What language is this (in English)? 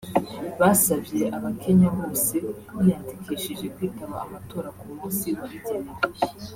Kinyarwanda